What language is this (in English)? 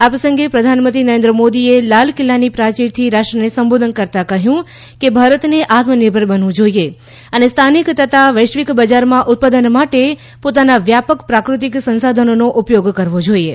Gujarati